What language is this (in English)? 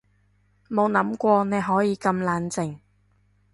Cantonese